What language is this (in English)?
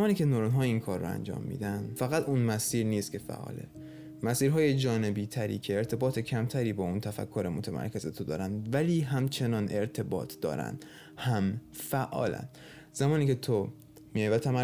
Persian